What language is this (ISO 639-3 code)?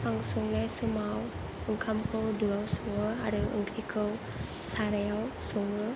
brx